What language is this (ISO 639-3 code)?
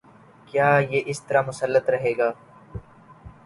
urd